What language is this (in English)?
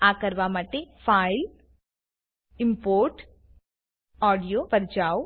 Gujarati